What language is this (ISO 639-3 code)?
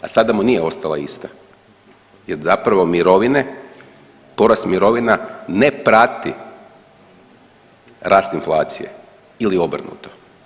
hrv